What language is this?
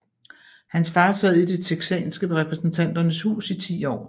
Danish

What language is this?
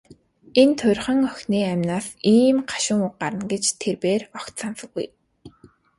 Mongolian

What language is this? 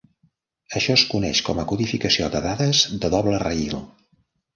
Catalan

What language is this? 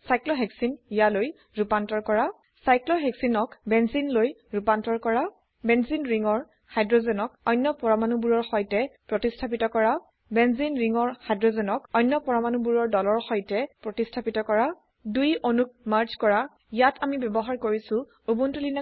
Assamese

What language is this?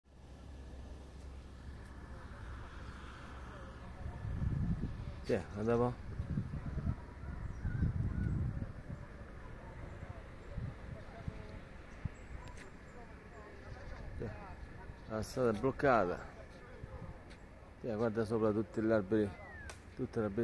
Italian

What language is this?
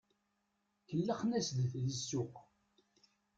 Kabyle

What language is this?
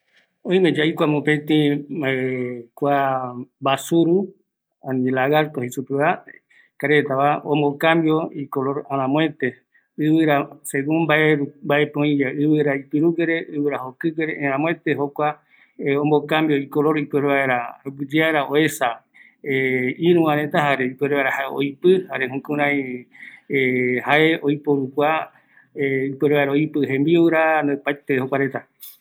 Eastern Bolivian Guaraní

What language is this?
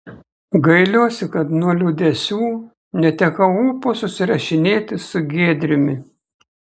Lithuanian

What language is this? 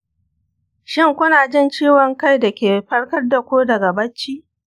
Hausa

